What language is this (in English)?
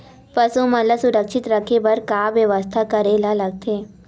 Chhattisgarhi